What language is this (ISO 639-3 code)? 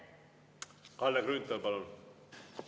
est